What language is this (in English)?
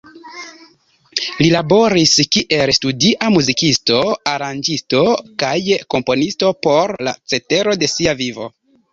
Esperanto